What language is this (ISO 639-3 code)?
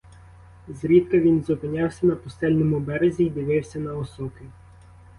ukr